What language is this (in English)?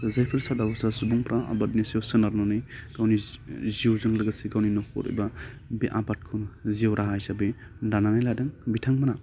Bodo